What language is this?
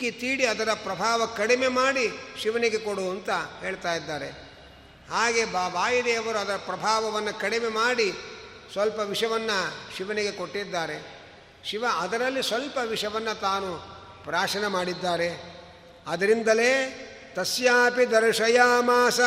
Kannada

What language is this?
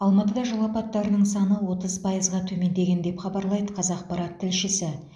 Kazakh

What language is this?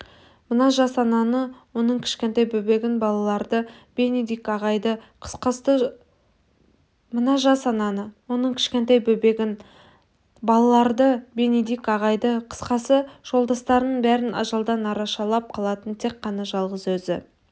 Kazakh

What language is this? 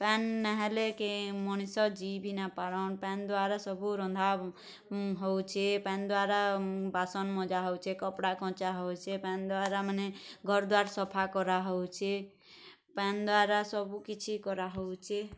Odia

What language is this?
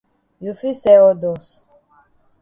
Cameroon Pidgin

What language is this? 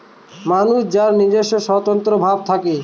Bangla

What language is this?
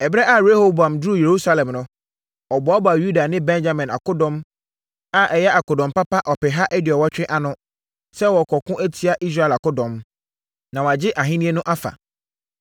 Akan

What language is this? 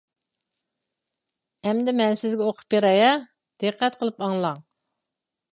Uyghur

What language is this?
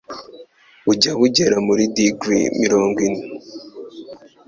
Kinyarwanda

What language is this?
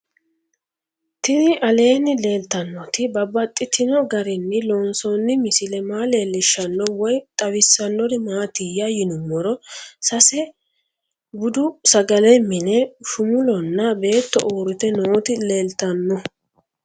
Sidamo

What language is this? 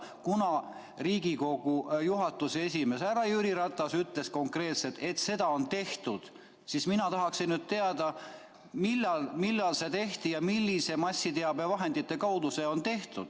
Estonian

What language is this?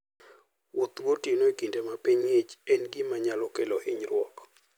Luo (Kenya and Tanzania)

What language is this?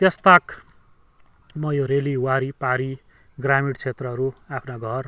Nepali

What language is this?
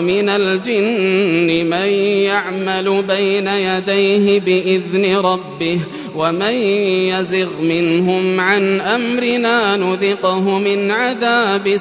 Arabic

